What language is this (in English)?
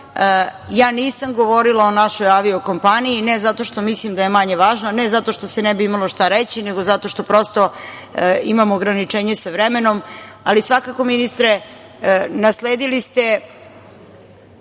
Serbian